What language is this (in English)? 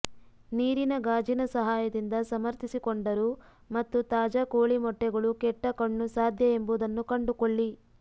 Kannada